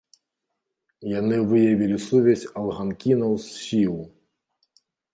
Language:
Belarusian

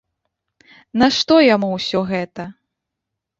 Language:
Belarusian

